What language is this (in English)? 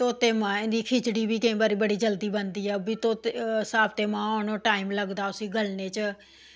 Dogri